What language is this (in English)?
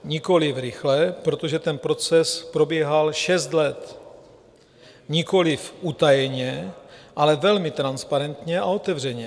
Czech